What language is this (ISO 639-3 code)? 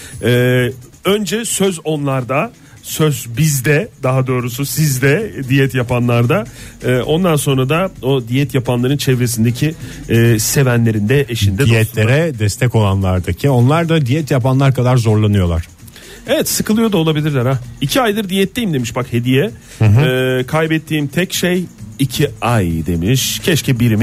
tur